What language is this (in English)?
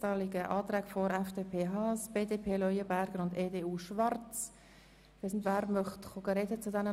Swiss German